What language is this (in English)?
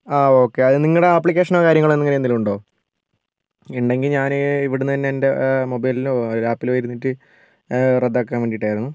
Malayalam